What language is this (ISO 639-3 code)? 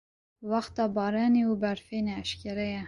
kur